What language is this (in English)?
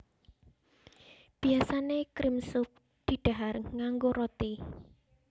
Javanese